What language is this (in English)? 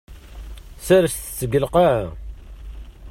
Kabyle